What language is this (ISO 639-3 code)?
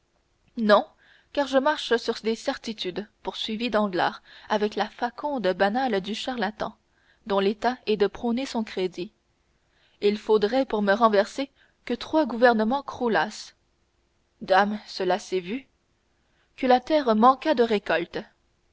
fra